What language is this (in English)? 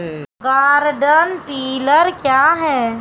Maithili